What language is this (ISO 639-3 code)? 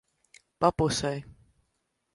lav